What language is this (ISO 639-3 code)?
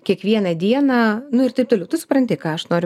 lit